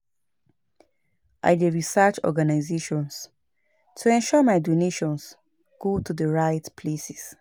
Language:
Nigerian Pidgin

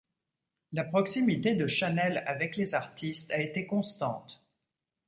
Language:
French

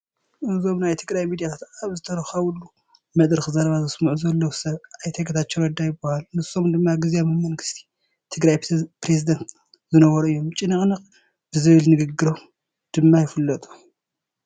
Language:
Tigrinya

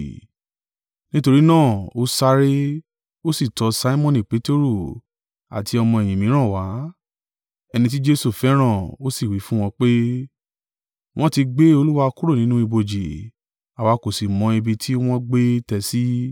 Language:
Yoruba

